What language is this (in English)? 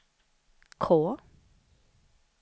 Swedish